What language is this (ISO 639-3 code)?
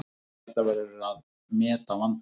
isl